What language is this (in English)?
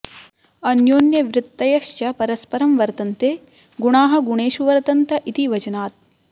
Sanskrit